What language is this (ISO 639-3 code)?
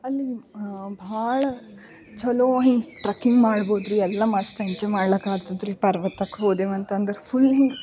kan